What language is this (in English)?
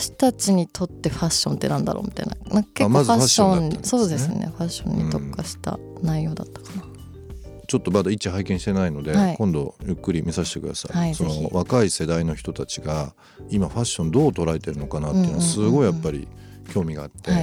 Japanese